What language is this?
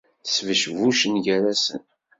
Kabyle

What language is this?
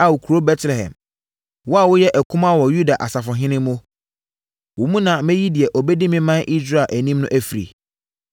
Akan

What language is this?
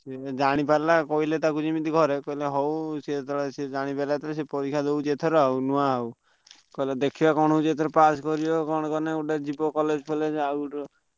Odia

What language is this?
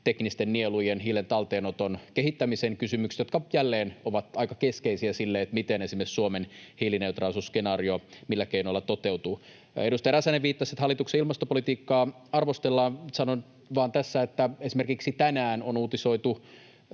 Finnish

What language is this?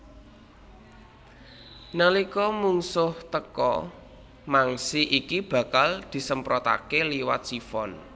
Javanese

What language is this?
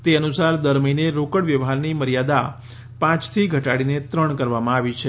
Gujarati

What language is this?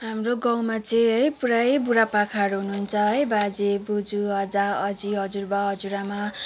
Nepali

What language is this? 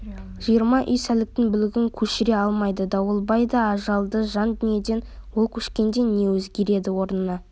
Kazakh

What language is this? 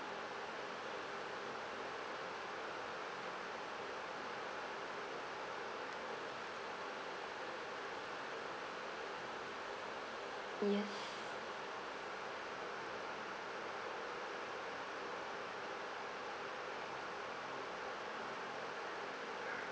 English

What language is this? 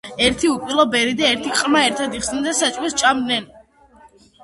Georgian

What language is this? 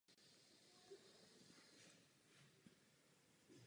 Czech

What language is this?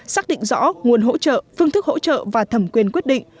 Vietnamese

